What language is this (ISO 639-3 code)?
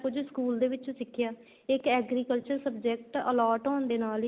pan